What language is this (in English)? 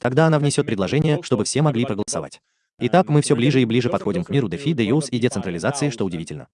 Russian